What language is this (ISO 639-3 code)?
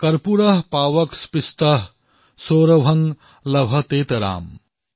asm